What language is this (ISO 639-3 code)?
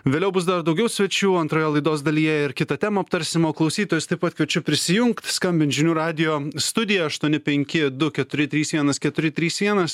lit